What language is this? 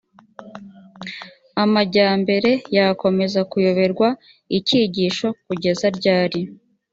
Kinyarwanda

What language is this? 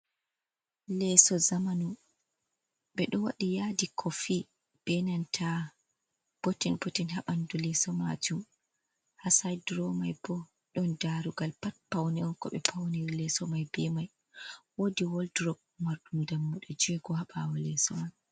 Fula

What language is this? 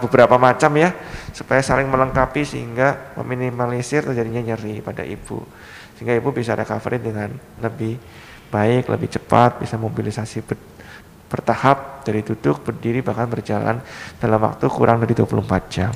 Indonesian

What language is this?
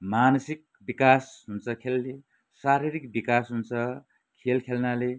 Nepali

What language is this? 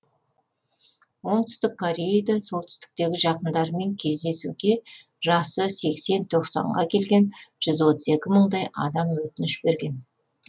Kazakh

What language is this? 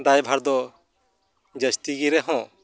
Santali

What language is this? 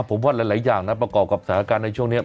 Thai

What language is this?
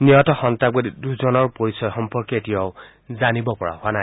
Assamese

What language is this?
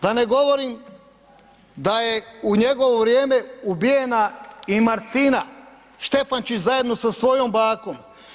Croatian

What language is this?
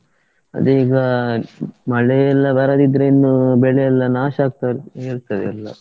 Kannada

